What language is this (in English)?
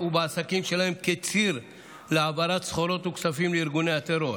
Hebrew